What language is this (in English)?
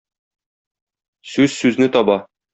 Tatar